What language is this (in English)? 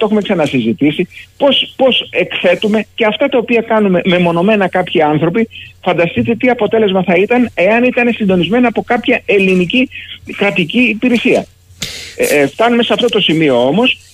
Greek